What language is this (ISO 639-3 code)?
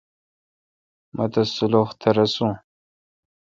xka